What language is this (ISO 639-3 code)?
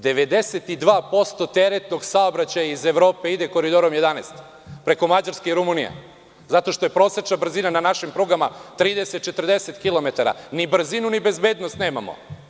srp